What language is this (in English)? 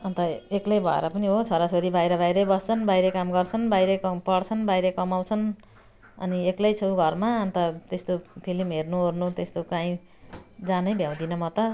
Nepali